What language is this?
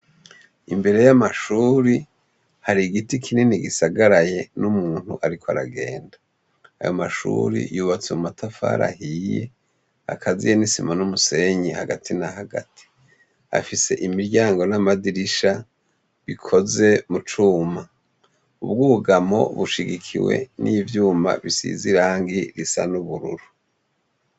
Rundi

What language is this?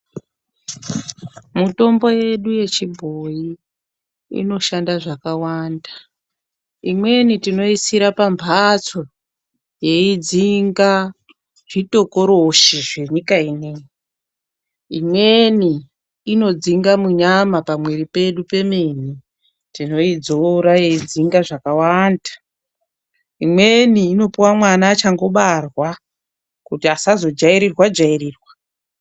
Ndau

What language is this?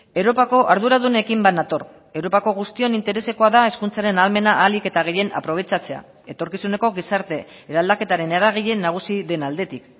Basque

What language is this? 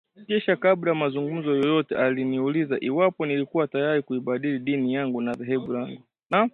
Swahili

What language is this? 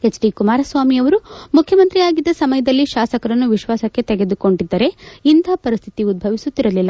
Kannada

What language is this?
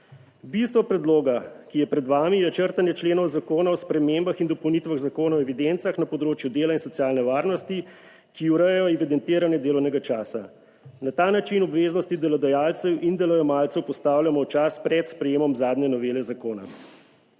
Slovenian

